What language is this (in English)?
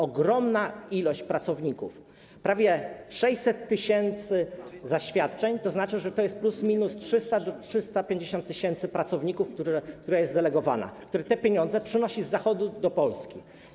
Polish